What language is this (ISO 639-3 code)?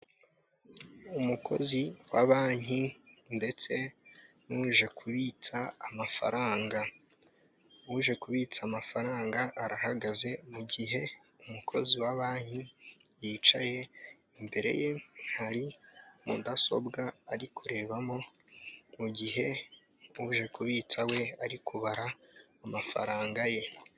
kin